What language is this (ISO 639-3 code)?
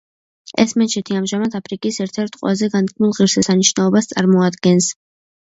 kat